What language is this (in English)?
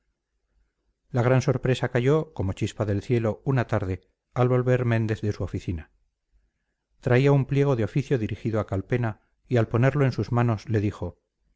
Spanish